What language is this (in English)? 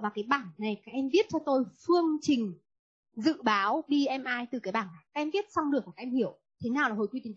Vietnamese